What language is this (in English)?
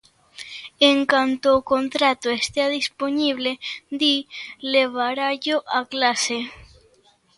Galician